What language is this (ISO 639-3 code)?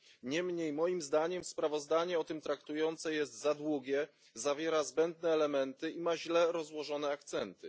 pol